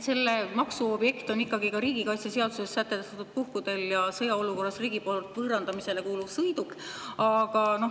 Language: Estonian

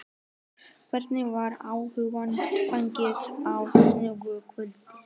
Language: Icelandic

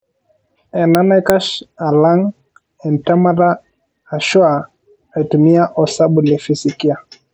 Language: Masai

